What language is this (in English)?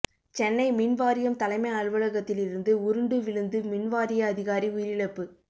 Tamil